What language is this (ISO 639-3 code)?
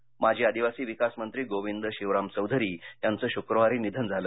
mar